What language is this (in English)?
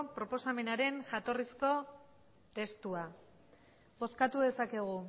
Basque